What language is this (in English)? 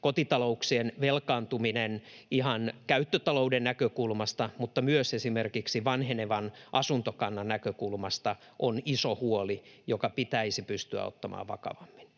Finnish